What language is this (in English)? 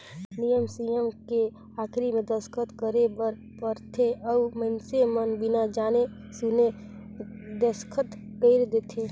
Chhattisgarhi